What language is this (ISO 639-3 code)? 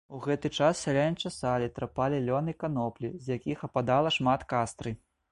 bel